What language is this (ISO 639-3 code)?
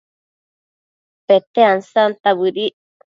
mcf